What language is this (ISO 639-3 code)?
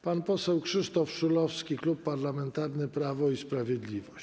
pol